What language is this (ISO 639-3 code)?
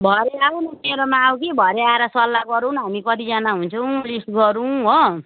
nep